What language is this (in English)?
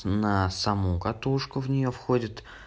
Russian